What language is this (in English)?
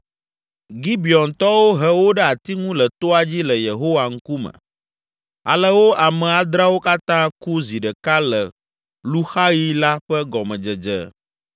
Ewe